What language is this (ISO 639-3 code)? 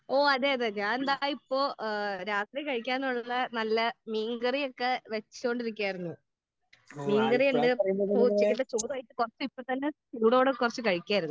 mal